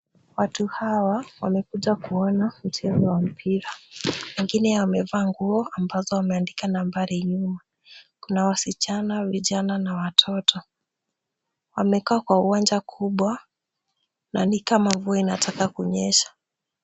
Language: Swahili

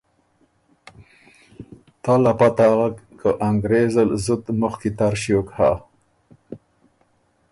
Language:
Ormuri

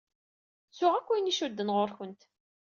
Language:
Kabyle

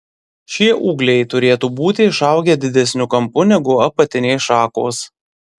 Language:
Lithuanian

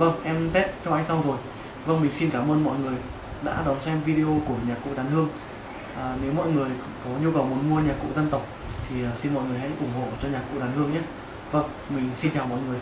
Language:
Vietnamese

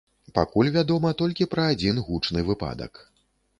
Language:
Belarusian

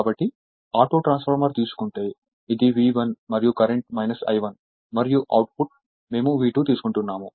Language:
Telugu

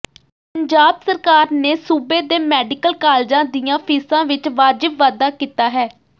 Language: Punjabi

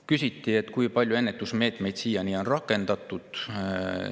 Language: Estonian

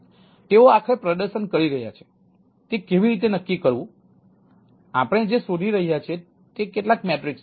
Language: Gujarati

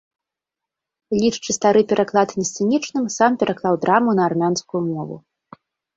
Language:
Belarusian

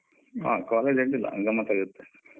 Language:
Kannada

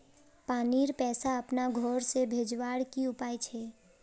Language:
Magahi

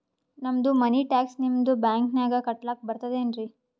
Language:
Kannada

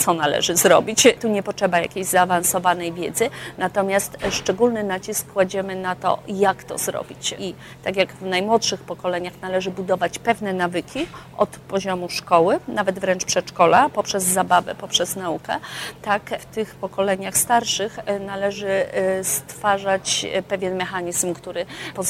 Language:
Polish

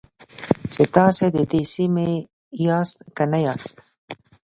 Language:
Pashto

